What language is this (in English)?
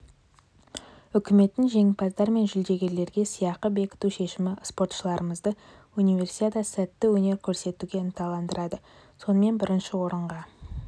Kazakh